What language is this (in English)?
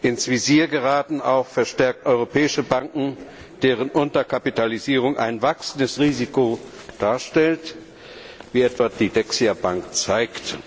German